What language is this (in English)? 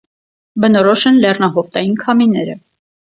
Armenian